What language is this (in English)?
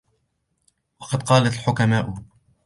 Arabic